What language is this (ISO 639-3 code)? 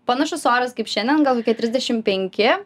lit